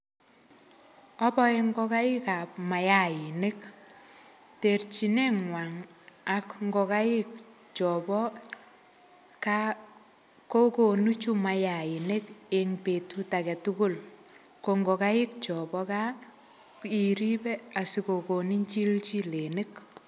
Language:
Kalenjin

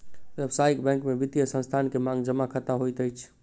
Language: Maithili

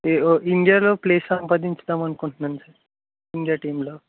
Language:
Telugu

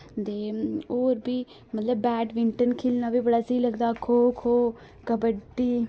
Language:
Dogri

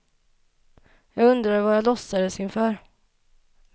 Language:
Swedish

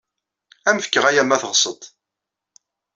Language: Kabyle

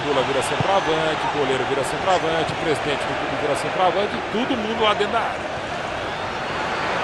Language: Portuguese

